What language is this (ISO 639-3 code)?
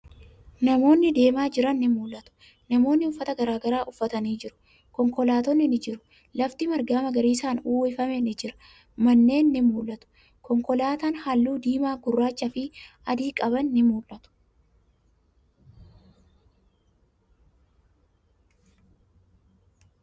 orm